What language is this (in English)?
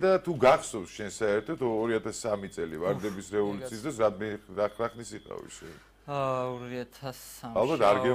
Turkish